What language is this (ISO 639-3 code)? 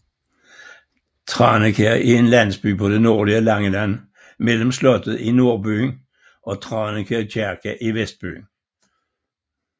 dan